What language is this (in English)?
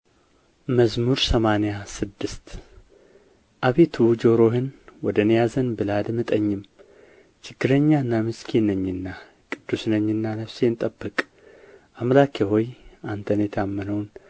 Amharic